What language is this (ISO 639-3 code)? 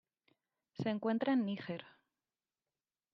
spa